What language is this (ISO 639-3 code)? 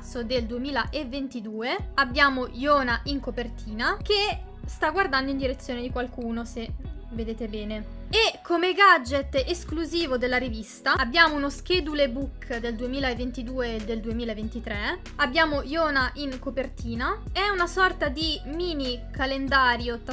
ita